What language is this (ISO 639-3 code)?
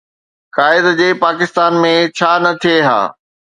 snd